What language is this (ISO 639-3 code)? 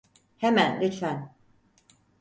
tur